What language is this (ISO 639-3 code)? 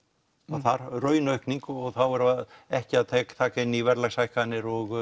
isl